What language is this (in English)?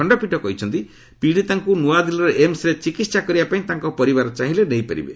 Odia